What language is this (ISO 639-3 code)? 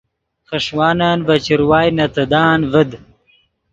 ydg